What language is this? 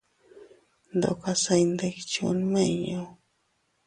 Teutila Cuicatec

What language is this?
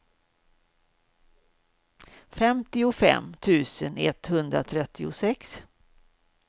Swedish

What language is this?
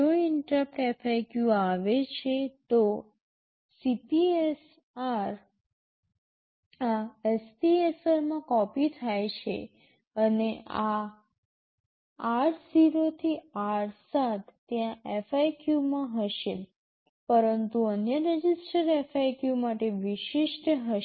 Gujarati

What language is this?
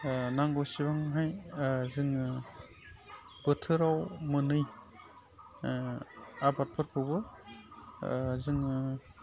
Bodo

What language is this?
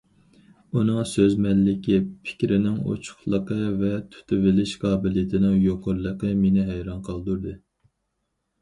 Uyghur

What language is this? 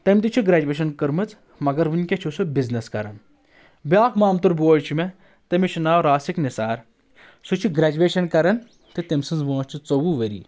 Kashmiri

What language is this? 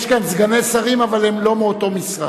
Hebrew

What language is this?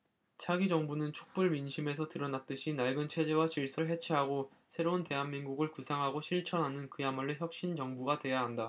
Korean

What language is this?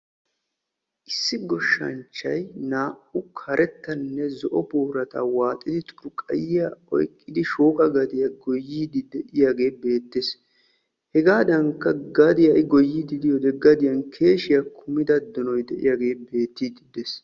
Wolaytta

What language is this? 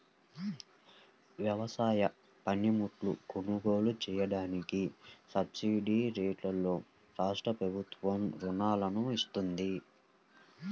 Telugu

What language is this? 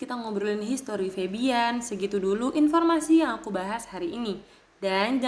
Indonesian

